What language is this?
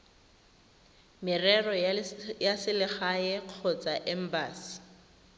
Tswana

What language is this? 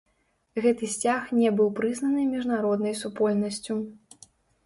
Belarusian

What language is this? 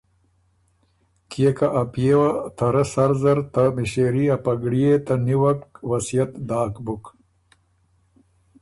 Ormuri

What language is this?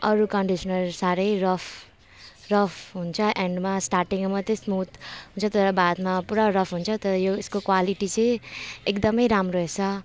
Nepali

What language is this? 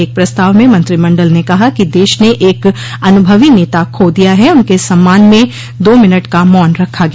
Hindi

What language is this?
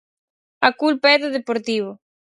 Galician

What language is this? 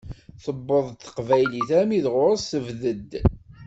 Kabyle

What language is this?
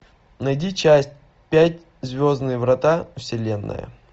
Russian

